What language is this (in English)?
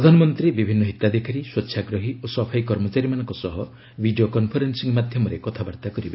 Odia